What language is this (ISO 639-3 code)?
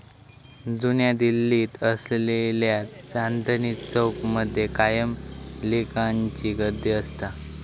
mar